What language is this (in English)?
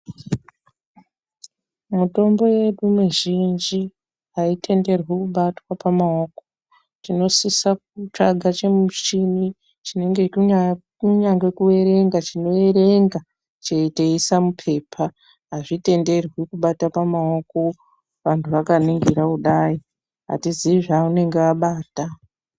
Ndau